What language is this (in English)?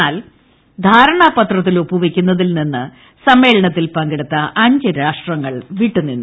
Malayalam